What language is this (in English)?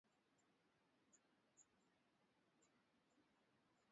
Swahili